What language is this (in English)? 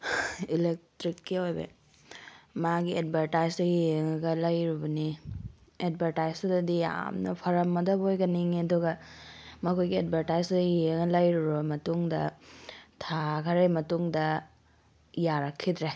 Manipuri